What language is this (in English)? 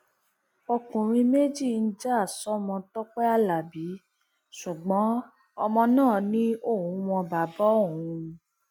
Yoruba